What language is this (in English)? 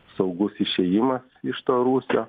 Lithuanian